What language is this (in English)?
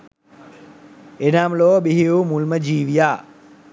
Sinhala